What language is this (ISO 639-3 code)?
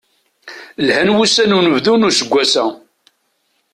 kab